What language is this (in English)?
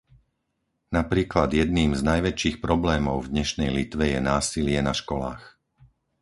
Slovak